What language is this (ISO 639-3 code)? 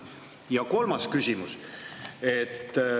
est